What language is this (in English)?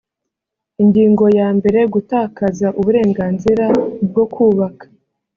Kinyarwanda